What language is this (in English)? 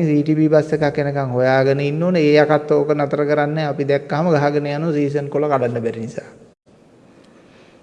Sinhala